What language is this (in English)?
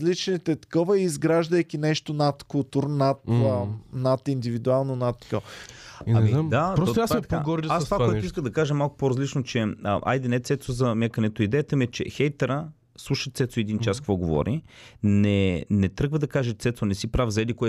Bulgarian